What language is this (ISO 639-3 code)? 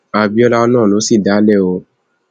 yor